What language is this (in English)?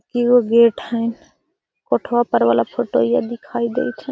Magahi